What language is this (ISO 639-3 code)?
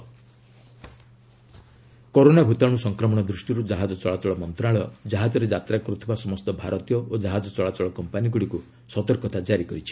ori